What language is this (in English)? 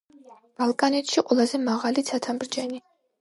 Georgian